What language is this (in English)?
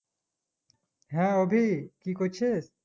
Bangla